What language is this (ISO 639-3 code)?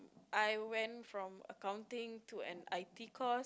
eng